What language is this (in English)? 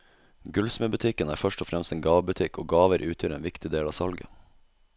Norwegian